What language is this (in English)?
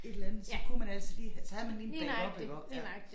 Danish